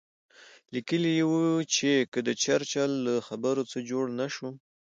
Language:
Pashto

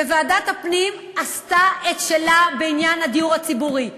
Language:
Hebrew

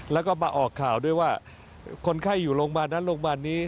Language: Thai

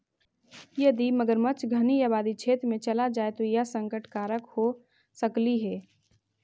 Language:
Magahi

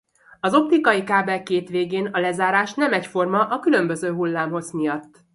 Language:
Hungarian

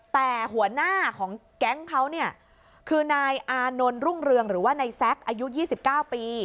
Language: Thai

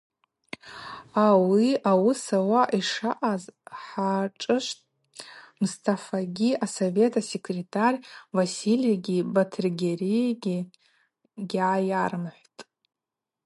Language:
Abaza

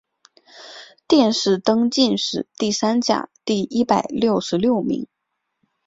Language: Chinese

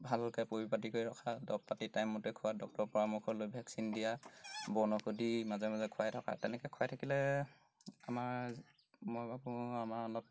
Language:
Assamese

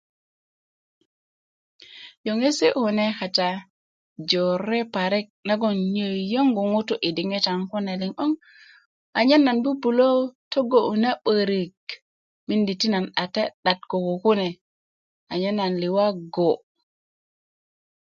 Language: Kuku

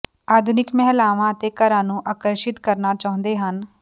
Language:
Punjabi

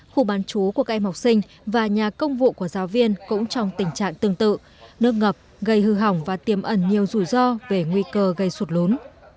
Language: Vietnamese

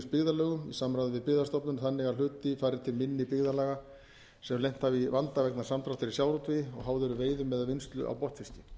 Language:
Icelandic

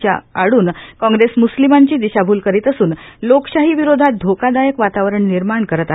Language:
Marathi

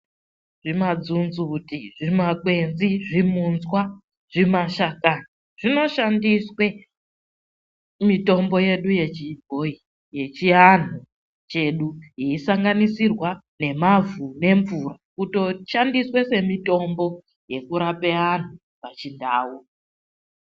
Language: Ndau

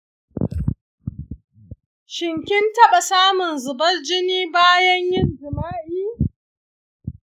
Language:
Hausa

